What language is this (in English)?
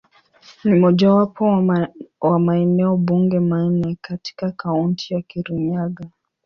Swahili